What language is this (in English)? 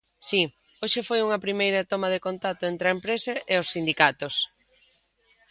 Galician